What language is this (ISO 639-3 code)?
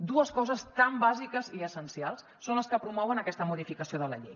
cat